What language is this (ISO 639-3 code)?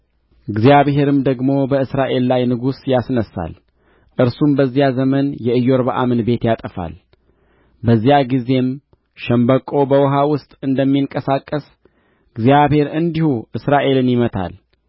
amh